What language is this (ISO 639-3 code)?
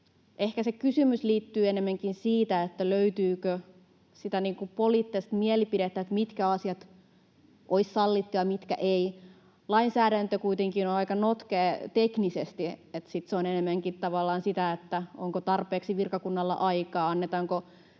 fin